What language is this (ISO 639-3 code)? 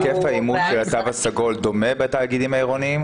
heb